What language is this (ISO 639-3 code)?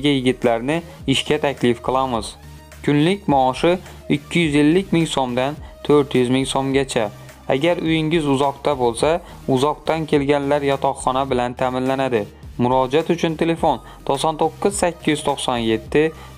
tur